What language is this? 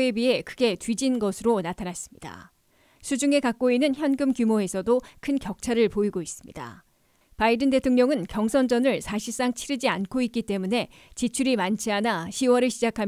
Korean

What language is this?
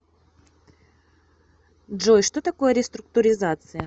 Russian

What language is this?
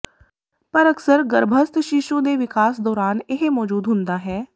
Punjabi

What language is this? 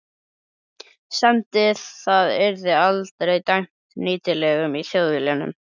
Icelandic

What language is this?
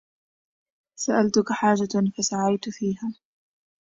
Arabic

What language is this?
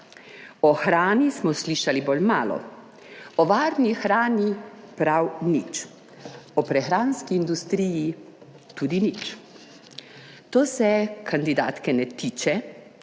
Slovenian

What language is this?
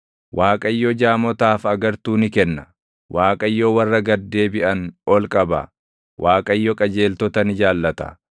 Oromo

